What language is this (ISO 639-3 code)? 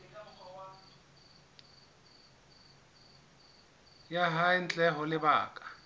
sot